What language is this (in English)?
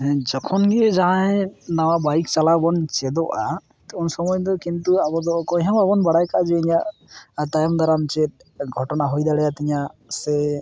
Santali